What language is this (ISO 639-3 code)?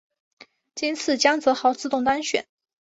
zho